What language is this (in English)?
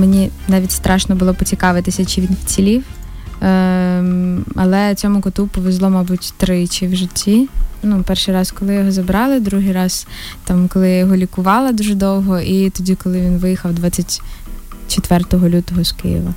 Ukrainian